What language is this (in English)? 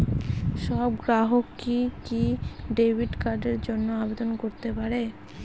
Bangla